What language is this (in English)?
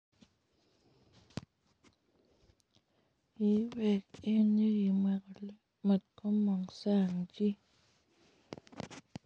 Kalenjin